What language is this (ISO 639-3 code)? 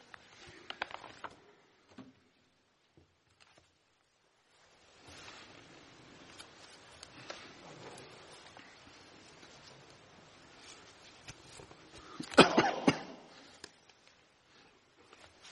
mal